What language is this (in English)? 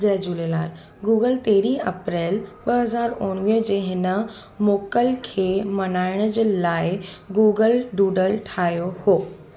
Sindhi